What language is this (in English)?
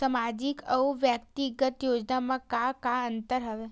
Chhattisgarhi